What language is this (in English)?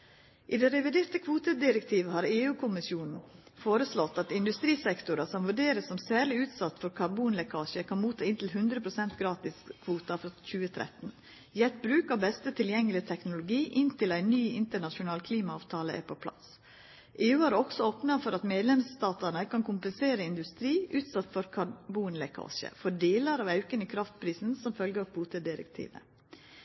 Norwegian Nynorsk